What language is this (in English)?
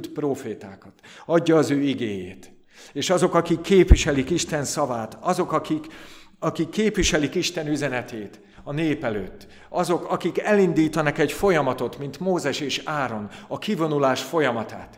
Hungarian